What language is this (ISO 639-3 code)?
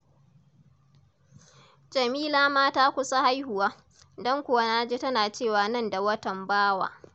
hau